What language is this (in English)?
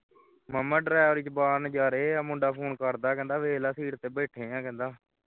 Punjabi